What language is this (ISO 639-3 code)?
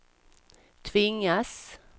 swe